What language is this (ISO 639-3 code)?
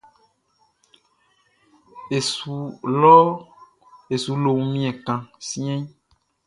bci